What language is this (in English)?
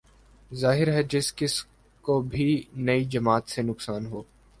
Urdu